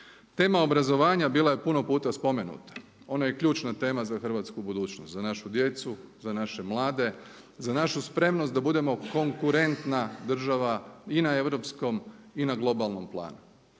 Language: Croatian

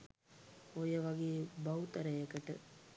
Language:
Sinhala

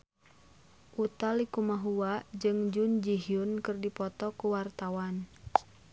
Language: Sundanese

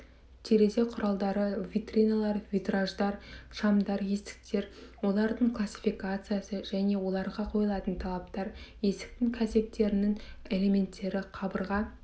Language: Kazakh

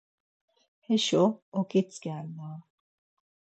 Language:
Laz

